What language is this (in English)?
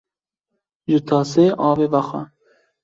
Kurdish